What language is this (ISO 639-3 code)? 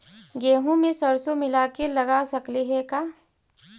mag